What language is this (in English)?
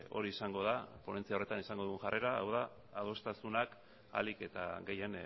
Basque